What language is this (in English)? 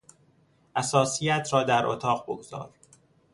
Persian